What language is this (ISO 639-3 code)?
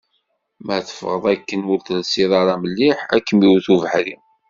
kab